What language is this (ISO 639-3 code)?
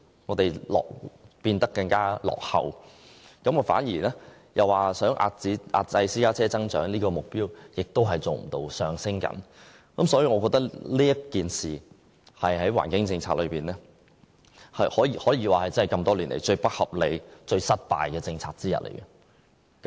yue